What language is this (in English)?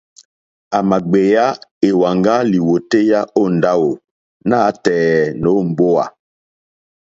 Mokpwe